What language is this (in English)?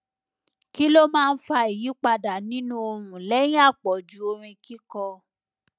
Yoruba